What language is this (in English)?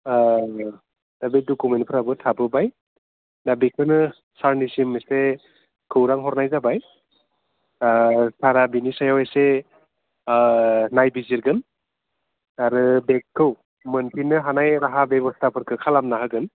Bodo